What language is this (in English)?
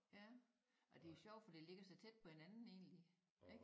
Danish